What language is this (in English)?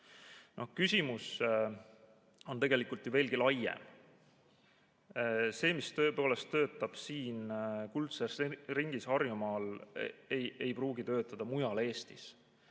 Estonian